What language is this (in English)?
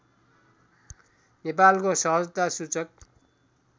Nepali